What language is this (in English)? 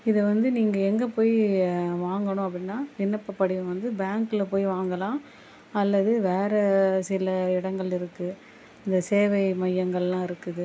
Tamil